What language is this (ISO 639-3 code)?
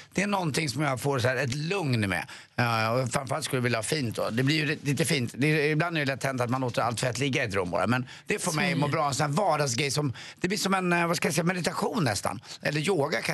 swe